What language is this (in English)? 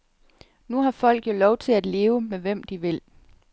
Danish